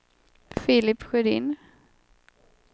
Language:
Swedish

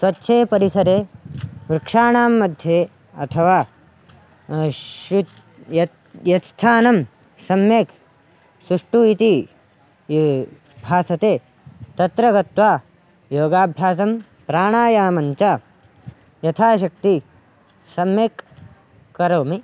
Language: Sanskrit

